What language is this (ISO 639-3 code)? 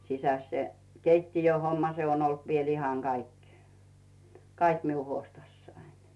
fin